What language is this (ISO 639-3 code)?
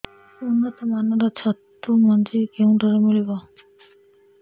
ori